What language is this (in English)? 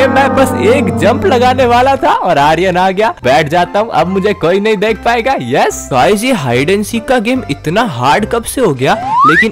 Hindi